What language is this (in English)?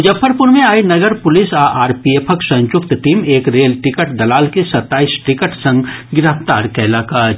Maithili